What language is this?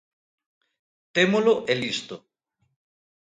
Galician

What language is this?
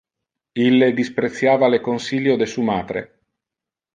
Interlingua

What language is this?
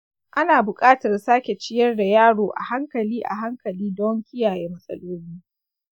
Hausa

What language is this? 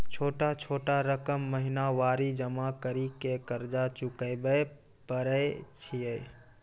Maithili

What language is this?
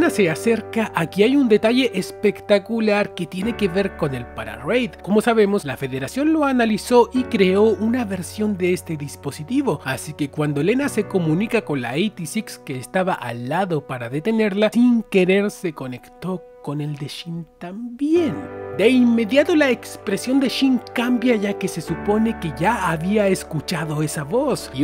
Spanish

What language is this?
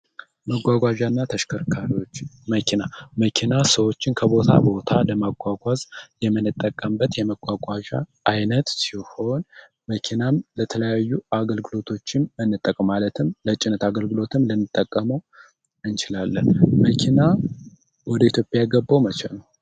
Amharic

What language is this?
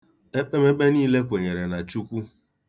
Igbo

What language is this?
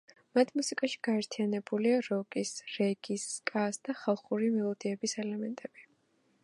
Georgian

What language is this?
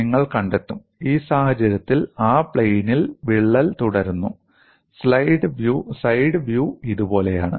Malayalam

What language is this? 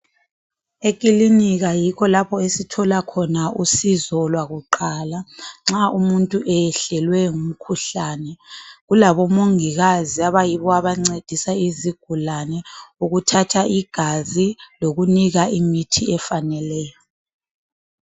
North Ndebele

